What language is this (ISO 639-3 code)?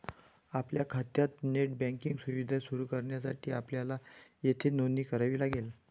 mar